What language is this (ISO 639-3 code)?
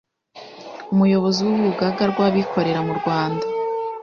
kin